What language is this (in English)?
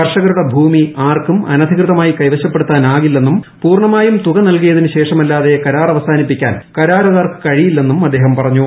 Malayalam